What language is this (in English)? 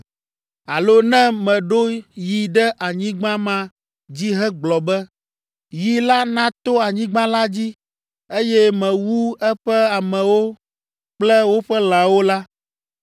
Ewe